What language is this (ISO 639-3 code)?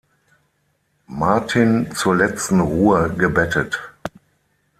deu